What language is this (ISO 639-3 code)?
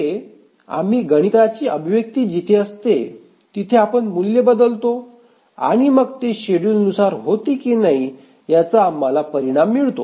mar